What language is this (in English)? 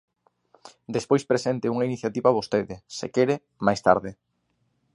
Galician